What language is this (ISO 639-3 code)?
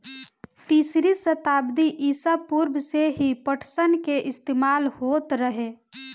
bho